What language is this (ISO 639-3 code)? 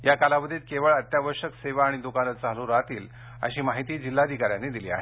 mar